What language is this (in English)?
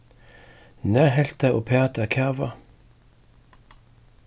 Faroese